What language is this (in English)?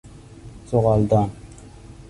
Persian